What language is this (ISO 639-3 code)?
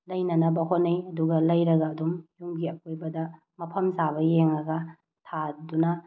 mni